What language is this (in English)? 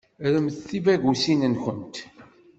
Kabyle